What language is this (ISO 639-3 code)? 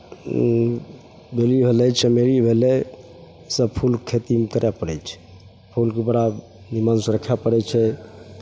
mai